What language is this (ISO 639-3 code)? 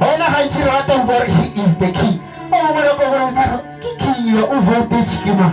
eng